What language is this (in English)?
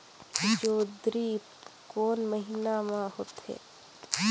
Chhattisgarhi